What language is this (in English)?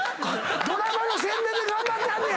Japanese